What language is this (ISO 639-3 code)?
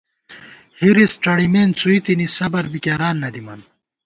gwt